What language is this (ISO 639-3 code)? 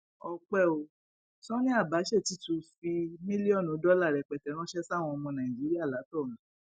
yor